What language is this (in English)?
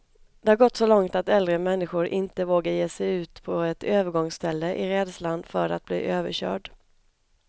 Swedish